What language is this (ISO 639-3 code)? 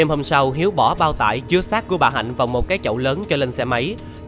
vie